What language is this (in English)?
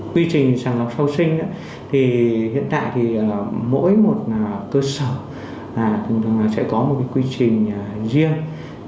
Vietnamese